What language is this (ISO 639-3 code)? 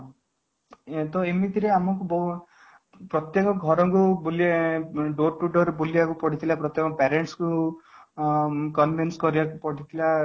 ori